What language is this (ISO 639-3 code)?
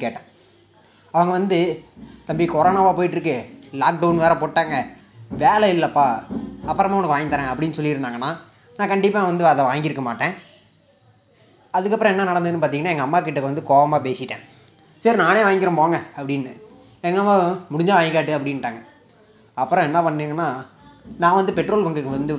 tam